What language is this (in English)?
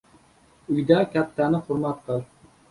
Uzbek